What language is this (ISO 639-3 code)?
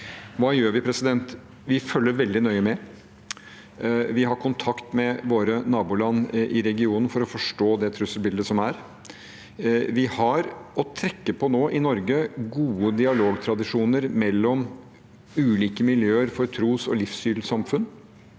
nor